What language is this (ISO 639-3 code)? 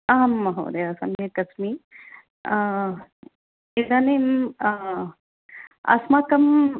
san